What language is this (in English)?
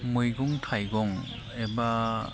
Bodo